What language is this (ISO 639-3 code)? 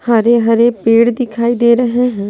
hin